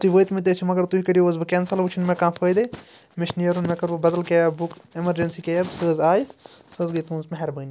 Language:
Kashmiri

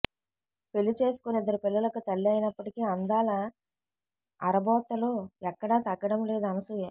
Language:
Telugu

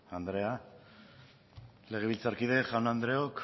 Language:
Basque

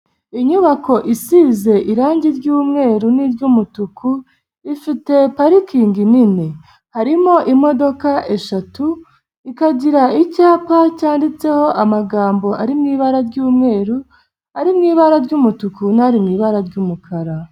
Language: Kinyarwanda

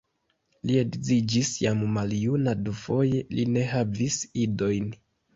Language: Esperanto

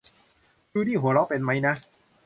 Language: Thai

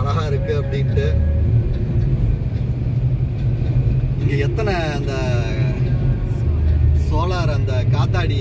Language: Korean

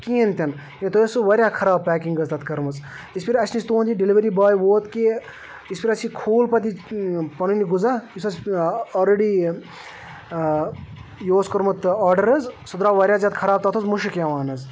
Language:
Kashmiri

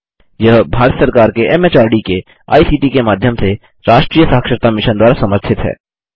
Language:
Hindi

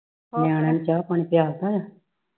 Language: Punjabi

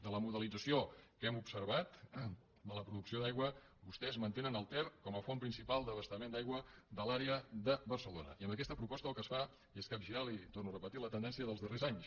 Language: Catalan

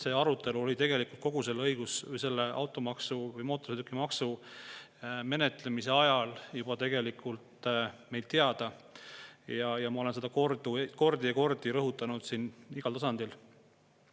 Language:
Estonian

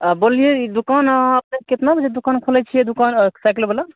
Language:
Maithili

